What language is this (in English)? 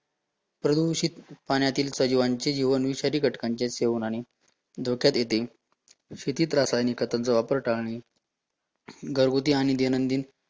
Marathi